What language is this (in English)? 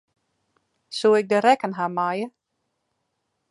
Western Frisian